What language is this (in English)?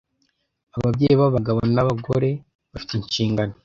Kinyarwanda